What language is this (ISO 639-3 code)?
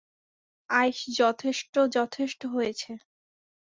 ben